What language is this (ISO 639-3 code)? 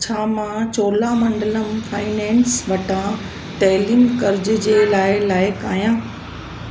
snd